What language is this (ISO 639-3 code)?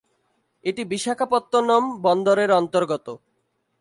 ben